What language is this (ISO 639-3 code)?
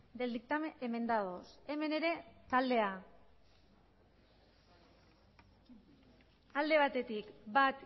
eus